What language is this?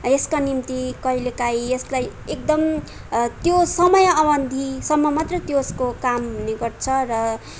Nepali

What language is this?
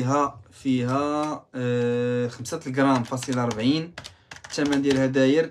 Arabic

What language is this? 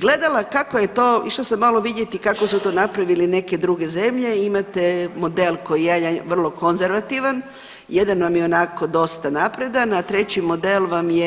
Croatian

